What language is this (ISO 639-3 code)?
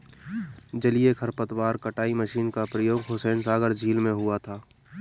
hin